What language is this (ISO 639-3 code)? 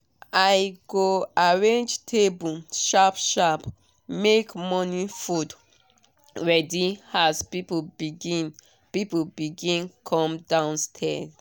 pcm